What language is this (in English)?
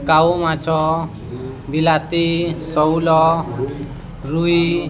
Odia